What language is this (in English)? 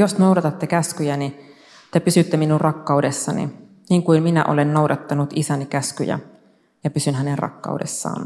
Finnish